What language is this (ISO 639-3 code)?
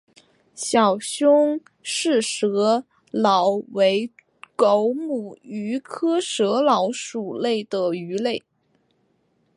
zho